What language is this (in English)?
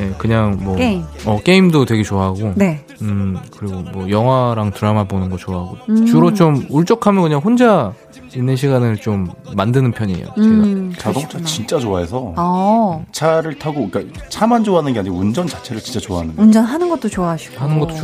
Korean